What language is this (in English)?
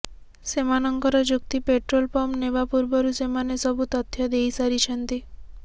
Odia